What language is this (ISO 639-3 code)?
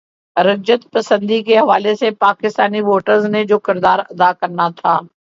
urd